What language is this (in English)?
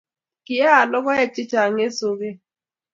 Kalenjin